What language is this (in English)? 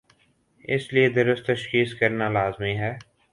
Urdu